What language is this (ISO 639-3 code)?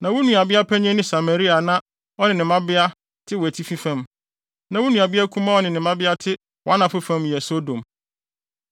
aka